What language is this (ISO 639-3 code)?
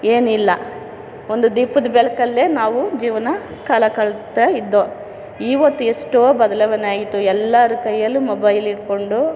kan